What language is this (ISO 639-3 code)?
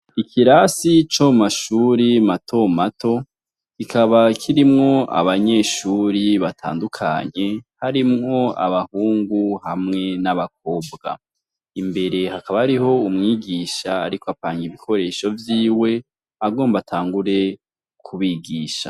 run